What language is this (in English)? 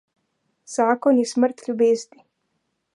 Slovenian